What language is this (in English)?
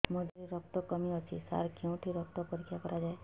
Odia